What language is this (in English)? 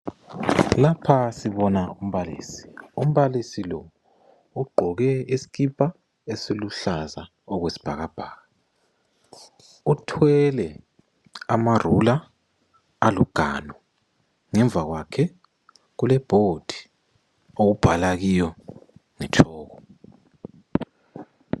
North Ndebele